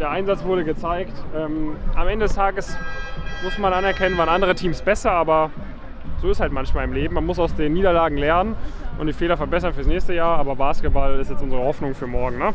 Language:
German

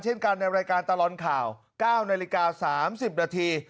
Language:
Thai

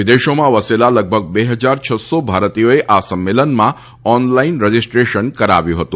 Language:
Gujarati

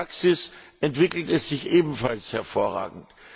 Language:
German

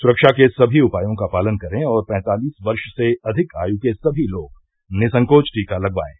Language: Hindi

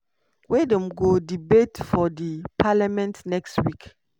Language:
Nigerian Pidgin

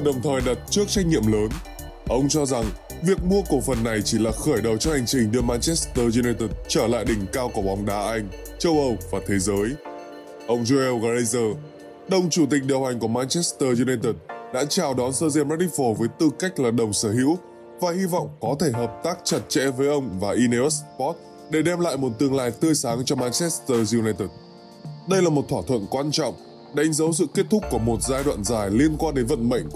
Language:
Vietnamese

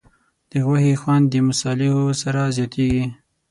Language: Pashto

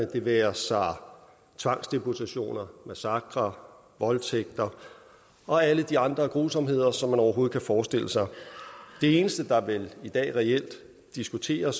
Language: Danish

